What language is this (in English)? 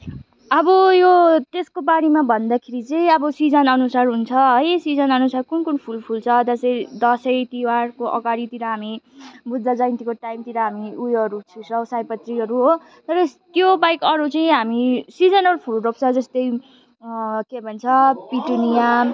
Nepali